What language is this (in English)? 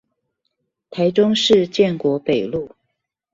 Chinese